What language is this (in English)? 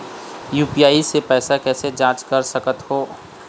Chhattisgarhi